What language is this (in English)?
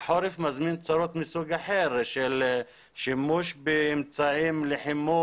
Hebrew